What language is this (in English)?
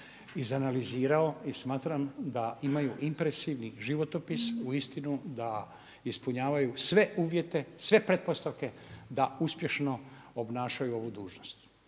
Croatian